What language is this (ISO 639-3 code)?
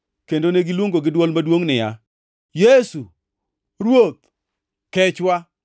luo